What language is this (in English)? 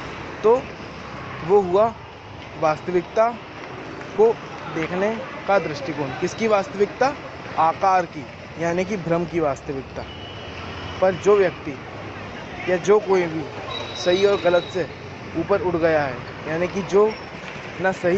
Hindi